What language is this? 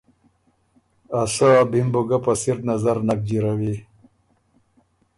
Ormuri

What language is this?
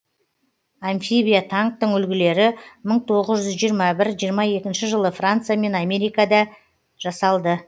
Kazakh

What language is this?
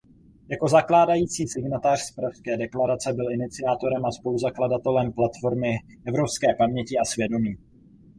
Czech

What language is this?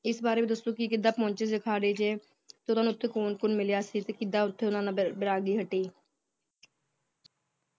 Punjabi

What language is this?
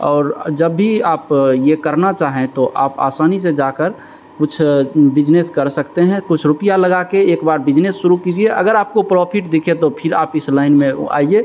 Hindi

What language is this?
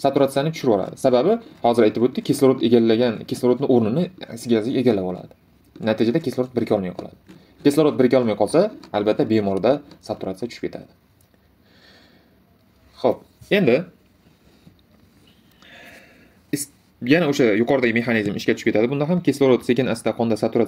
Turkish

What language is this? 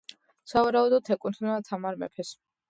Georgian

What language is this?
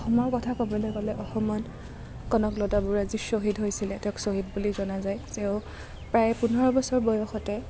Assamese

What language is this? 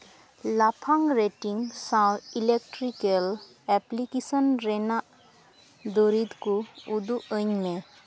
Santali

